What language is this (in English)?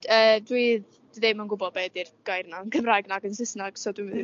Welsh